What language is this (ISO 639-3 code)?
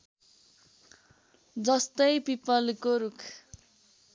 nep